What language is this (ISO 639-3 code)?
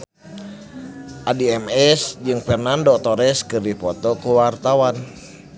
sun